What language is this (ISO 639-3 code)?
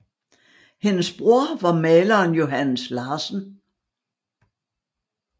dan